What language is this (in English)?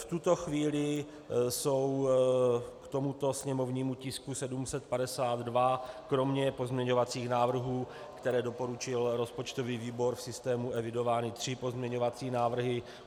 Czech